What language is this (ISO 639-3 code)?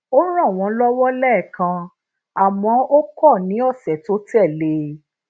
yor